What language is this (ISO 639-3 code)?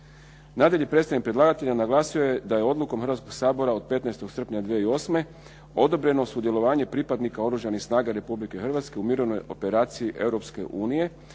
hrv